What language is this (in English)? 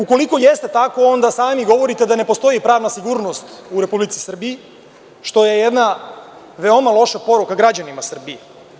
Serbian